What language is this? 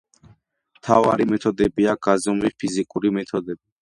Georgian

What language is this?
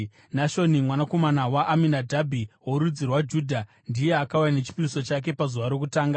Shona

